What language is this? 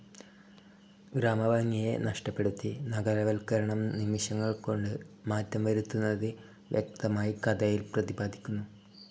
Malayalam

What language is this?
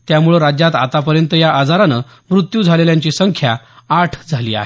Marathi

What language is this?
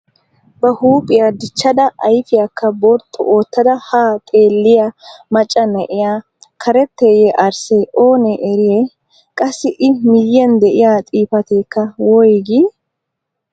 Wolaytta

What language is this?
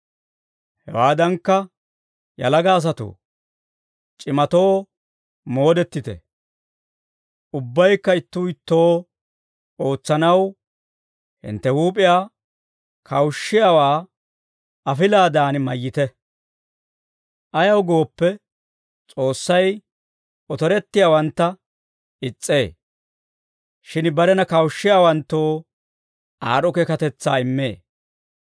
Dawro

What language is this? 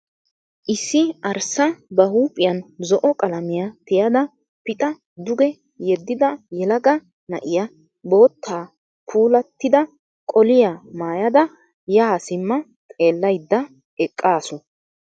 Wolaytta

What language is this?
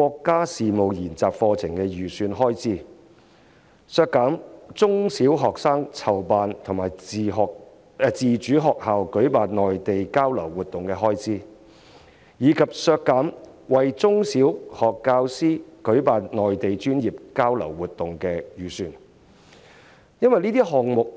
Cantonese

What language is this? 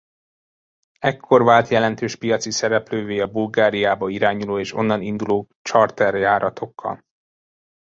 Hungarian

